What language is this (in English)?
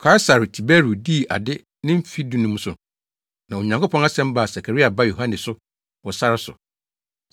Akan